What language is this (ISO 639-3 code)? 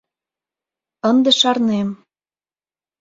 chm